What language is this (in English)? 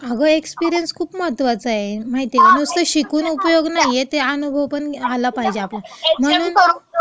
Marathi